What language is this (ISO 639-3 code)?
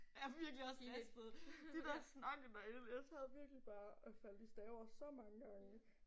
dan